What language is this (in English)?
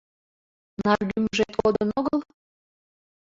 Mari